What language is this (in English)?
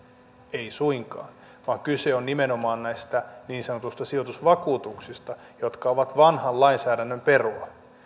Finnish